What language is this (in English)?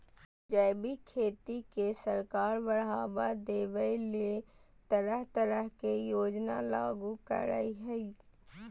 Magahi